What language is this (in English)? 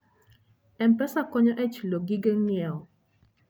Luo (Kenya and Tanzania)